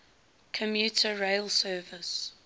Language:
English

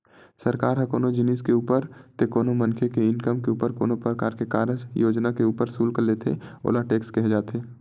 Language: Chhattisgarhi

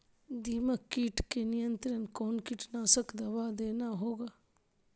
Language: Magahi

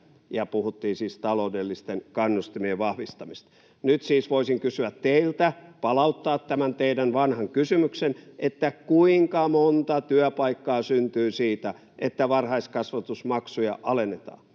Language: Finnish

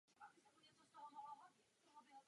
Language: Czech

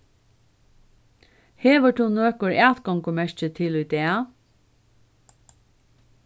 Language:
Faroese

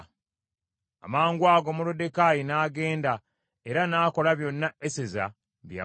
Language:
Ganda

